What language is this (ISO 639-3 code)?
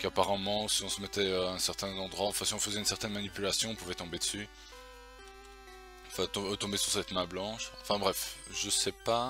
fra